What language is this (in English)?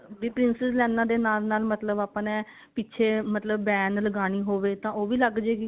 Punjabi